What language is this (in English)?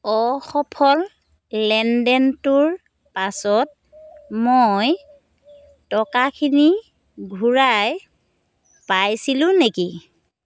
Assamese